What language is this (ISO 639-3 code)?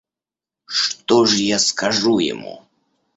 rus